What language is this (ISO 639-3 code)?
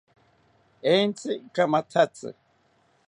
cpy